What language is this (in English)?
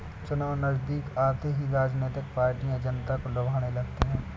Hindi